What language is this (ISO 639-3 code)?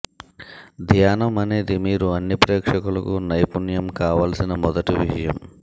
tel